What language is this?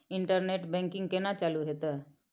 Maithili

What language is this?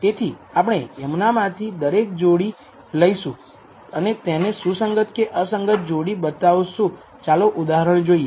Gujarati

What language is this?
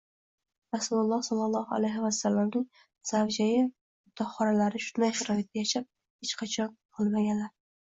Uzbek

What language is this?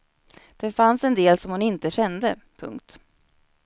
Swedish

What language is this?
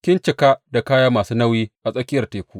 Hausa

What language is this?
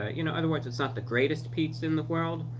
English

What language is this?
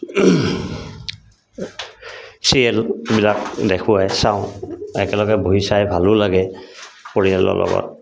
Assamese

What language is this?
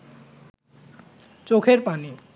Bangla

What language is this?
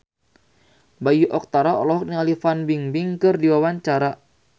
Sundanese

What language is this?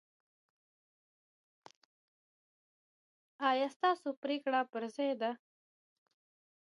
Pashto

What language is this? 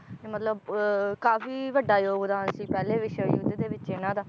Punjabi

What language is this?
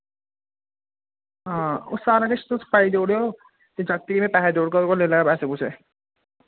Dogri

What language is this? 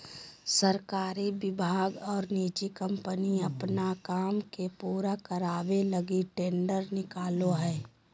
Magahi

